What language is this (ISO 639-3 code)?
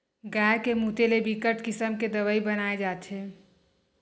hne